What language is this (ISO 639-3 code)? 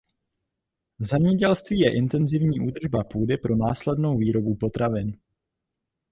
ces